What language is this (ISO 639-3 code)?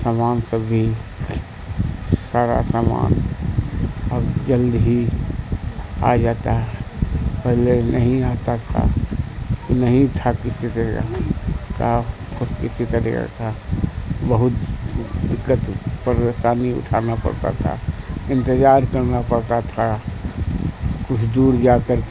urd